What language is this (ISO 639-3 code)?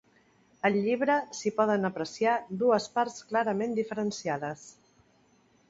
cat